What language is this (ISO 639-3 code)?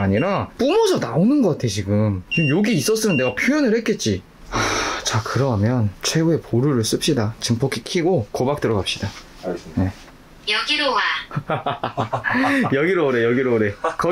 kor